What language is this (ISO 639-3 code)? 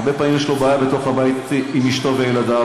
heb